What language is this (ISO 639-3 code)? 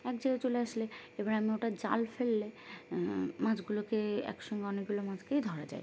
ben